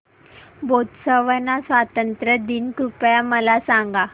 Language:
Marathi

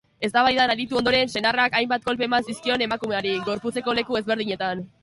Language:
Basque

